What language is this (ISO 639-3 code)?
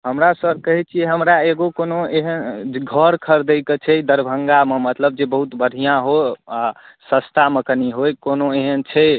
mai